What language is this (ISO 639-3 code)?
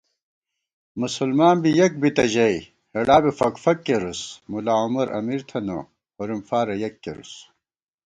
gwt